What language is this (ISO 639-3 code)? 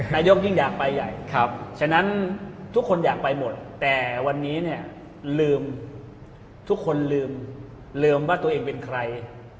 tha